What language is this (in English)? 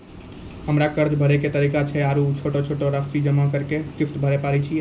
Maithili